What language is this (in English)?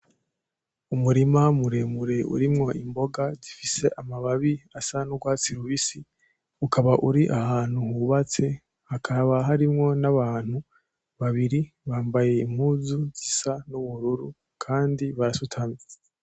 Rundi